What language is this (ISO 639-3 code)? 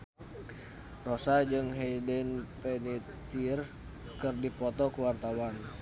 sun